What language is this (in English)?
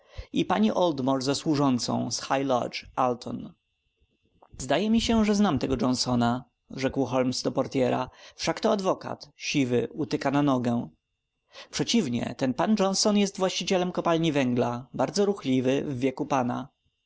Polish